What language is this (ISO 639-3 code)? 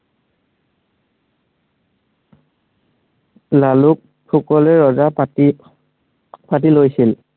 asm